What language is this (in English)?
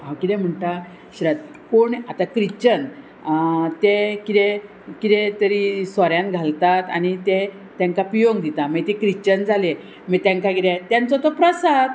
Konkani